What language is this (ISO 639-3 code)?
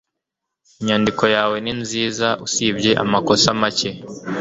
kin